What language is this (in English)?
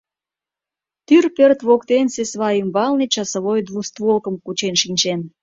Mari